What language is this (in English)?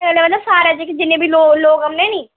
Dogri